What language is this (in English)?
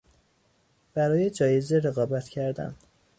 Persian